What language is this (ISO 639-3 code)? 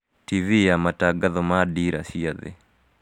kik